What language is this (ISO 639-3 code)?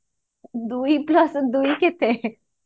ori